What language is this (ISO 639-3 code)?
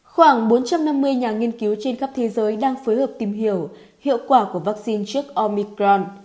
vie